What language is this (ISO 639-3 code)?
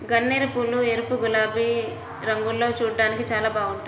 tel